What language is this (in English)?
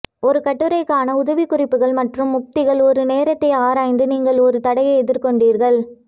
Tamil